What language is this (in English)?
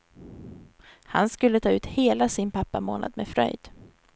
Swedish